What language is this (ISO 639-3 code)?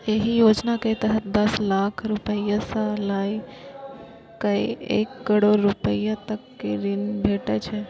mai